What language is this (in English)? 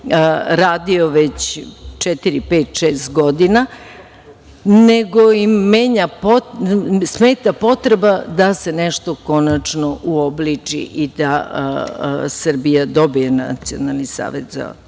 Serbian